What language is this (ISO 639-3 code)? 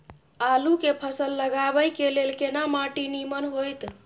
mai